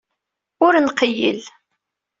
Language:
Kabyle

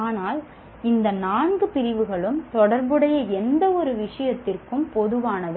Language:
Tamil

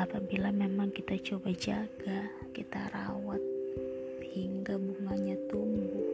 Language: Indonesian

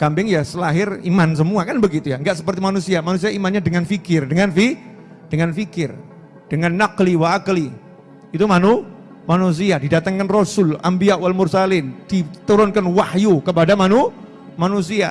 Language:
Indonesian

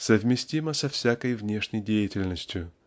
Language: Russian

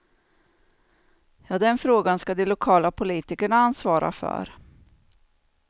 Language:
Swedish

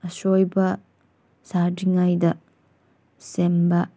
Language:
Manipuri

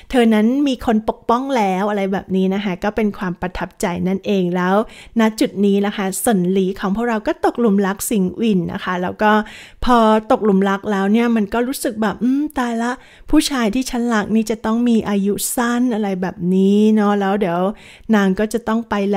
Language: Thai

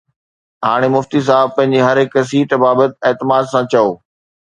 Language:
Sindhi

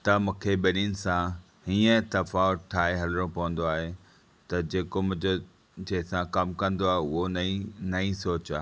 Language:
Sindhi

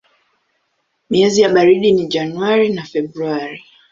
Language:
Swahili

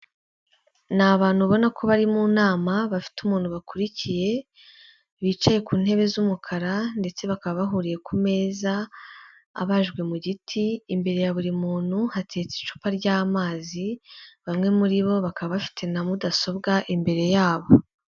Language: Kinyarwanda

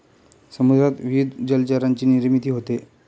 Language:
Marathi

